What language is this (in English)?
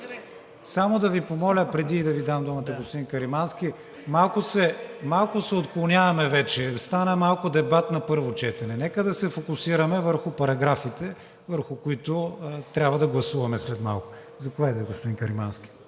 Bulgarian